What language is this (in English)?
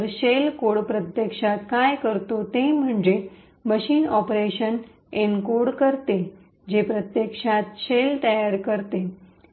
Marathi